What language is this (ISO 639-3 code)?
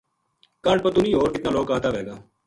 gju